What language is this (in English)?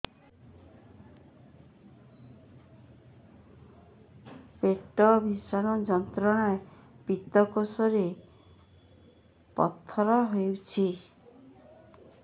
Odia